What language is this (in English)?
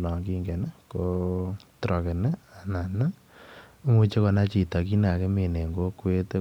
Kalenjin